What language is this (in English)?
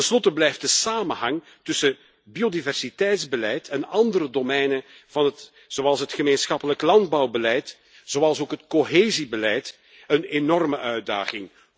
Dutch